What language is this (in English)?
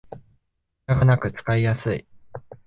Japanese